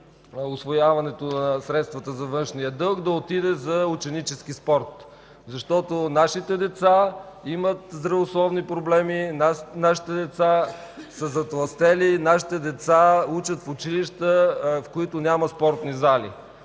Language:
Bulgarian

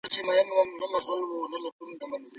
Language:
Pashto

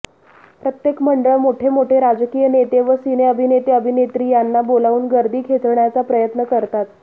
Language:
Marathi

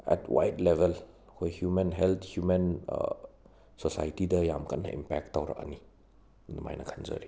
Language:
Manipuri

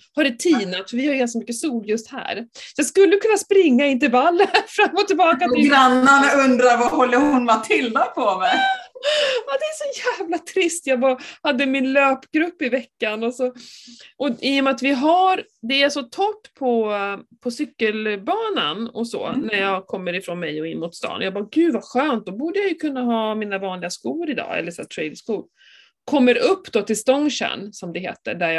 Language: Swedish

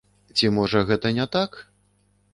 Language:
Belarusian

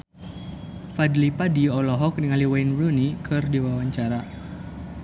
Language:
Sundanese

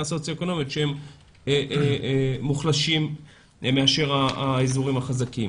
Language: Hebrew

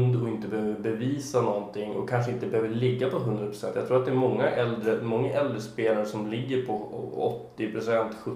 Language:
Swedish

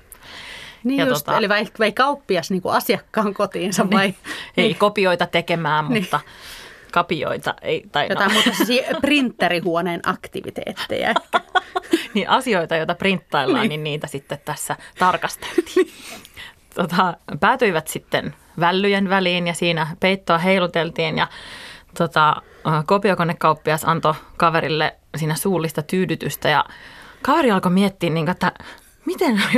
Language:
Finnish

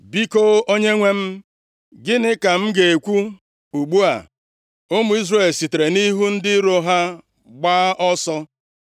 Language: Igbo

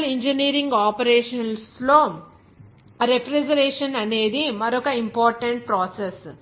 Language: Telugu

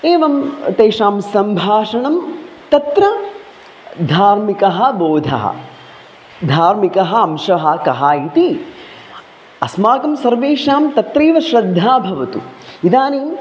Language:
Sanskrit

